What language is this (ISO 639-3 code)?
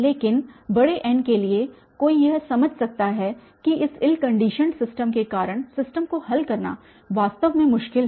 hin